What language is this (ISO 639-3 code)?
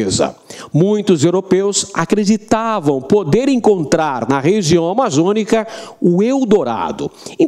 por